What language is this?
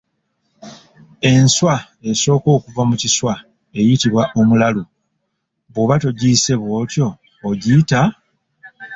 Ganda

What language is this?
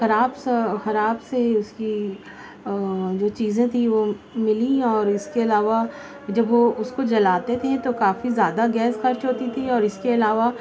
Urdu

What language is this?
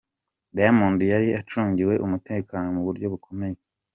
Kinyarwanda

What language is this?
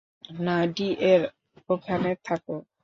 Bangla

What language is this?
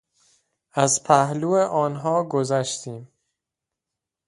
Persian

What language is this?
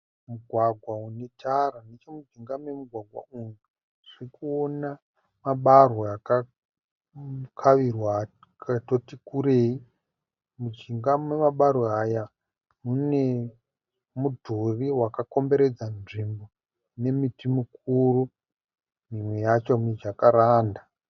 Shona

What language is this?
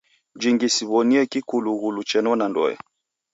Taita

